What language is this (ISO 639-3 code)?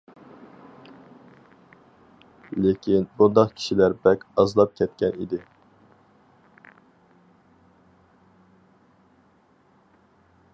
uig